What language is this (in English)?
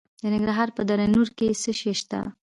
Pashto